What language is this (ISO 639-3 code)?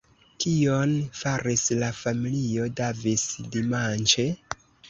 epo